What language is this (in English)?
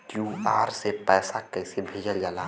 Bhojpuri